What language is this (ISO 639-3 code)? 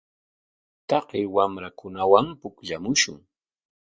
qwa